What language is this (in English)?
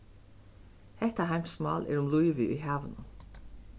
Faroese